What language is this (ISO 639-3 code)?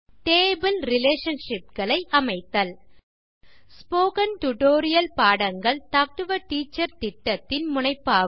tam